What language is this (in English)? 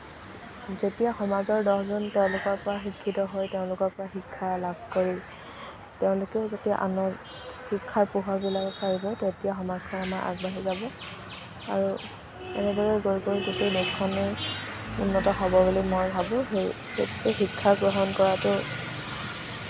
Assamese